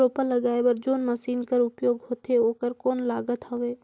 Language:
Chhattisgarhi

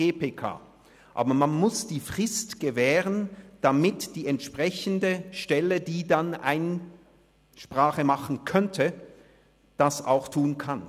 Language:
Swiss German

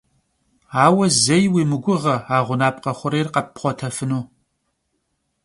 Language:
Kabardian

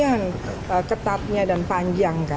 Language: Indonesian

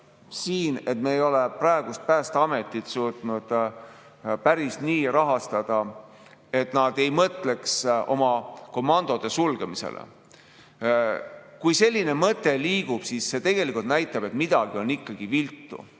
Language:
Estonian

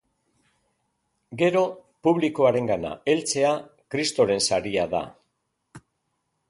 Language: Basque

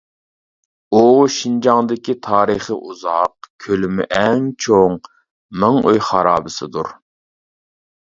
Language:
Uyghur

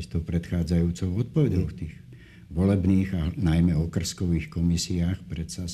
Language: Slovak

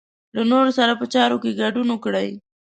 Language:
Pashto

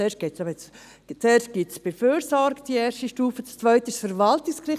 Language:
Swiss German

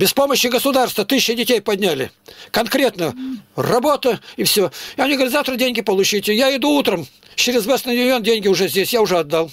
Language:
Russian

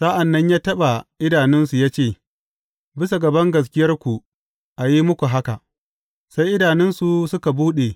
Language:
Hausa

